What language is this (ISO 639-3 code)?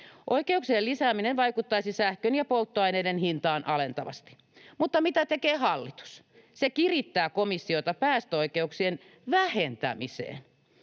fin